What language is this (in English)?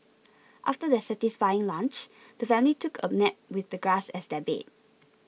English